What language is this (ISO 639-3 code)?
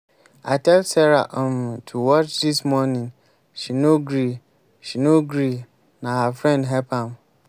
pcm